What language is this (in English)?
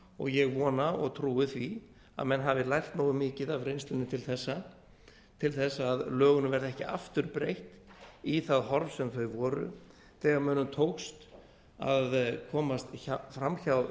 Icelandic